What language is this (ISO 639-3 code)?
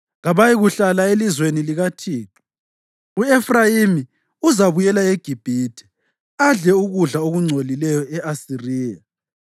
nde